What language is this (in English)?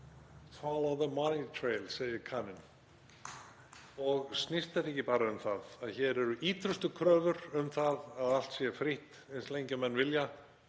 Icelandic